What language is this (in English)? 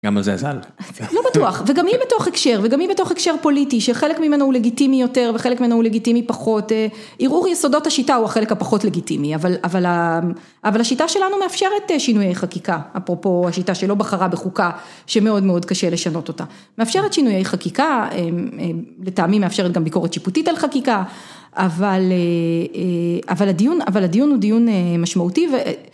Hebrew